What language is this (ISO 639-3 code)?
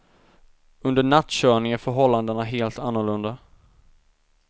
swe